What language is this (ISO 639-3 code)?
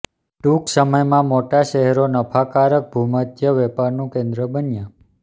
guj